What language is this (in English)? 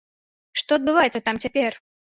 Belarusian